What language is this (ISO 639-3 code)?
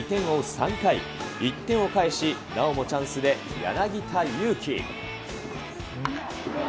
jpn